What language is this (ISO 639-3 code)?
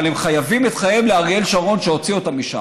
heb